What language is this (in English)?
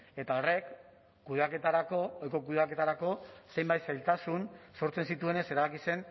Basque